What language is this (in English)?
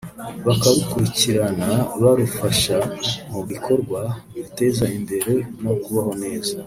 Kinyarwanda